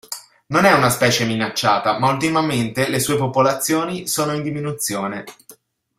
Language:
Italian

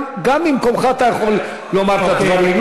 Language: Hebrew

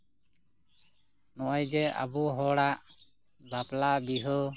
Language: Santali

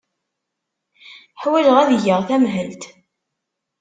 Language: Kabyle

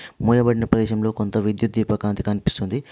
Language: Telugu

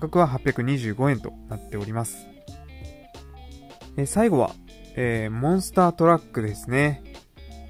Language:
Japanese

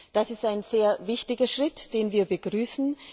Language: German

